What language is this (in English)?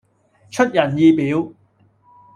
Cantonese